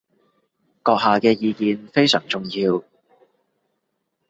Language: Cantonese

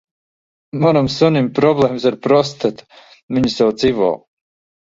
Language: Latvian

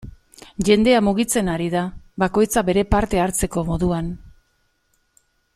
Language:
Basque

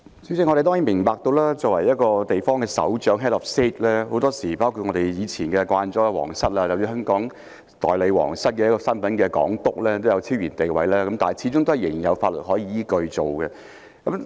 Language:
Cantonese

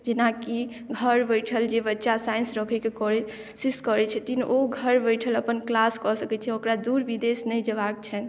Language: Maithili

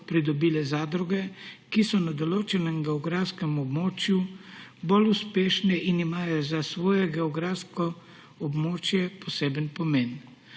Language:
Slovenian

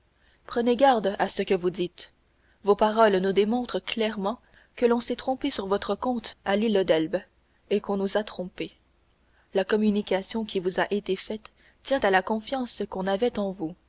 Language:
French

